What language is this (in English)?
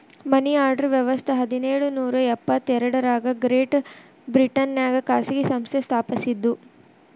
Kannada